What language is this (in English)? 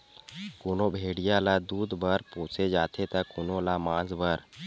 Chhattisgarhi